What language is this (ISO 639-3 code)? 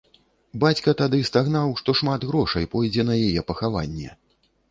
bel